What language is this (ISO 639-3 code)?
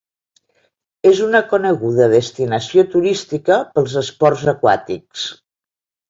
cat